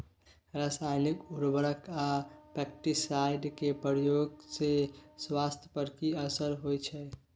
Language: Maithili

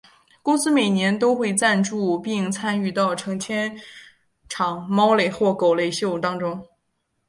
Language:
Chinese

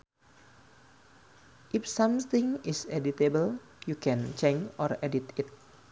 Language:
Sundanese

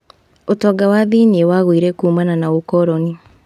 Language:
Kikuyu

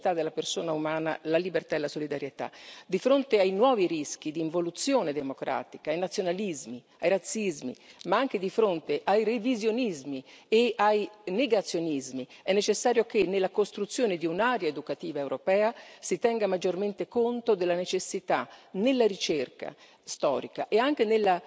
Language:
Italian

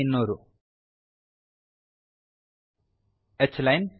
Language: Kannada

